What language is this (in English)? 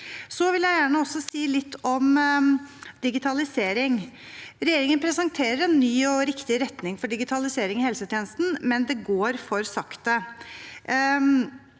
Norwegian